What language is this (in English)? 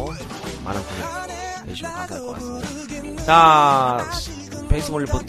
Korean